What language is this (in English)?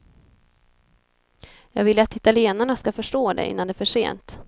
Swedish